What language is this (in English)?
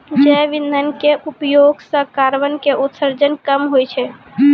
Maithili